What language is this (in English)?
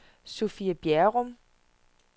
Danish